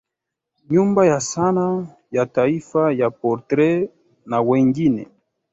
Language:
Swahili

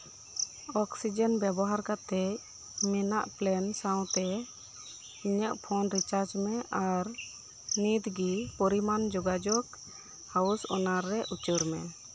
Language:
Santali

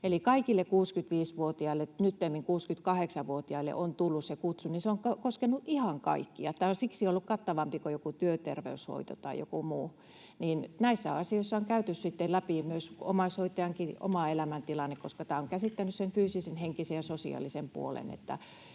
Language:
Finnish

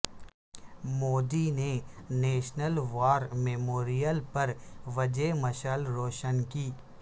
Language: Urdu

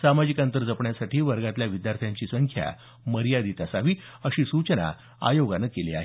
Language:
Marathi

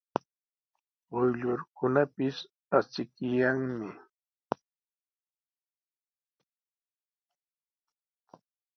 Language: Sihuas Ancash Quechua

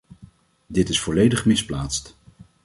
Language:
Dutch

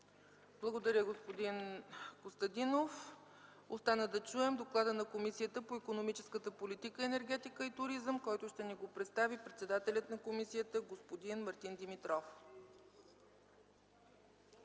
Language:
Bulgarian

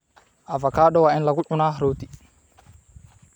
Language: Somali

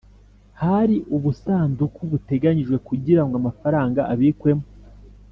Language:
Kinyarwanda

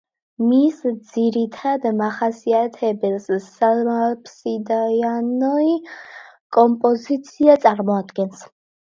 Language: Georgian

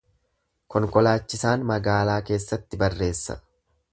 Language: Oromo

